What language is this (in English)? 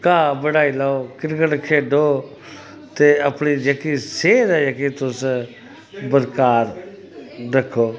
Dogri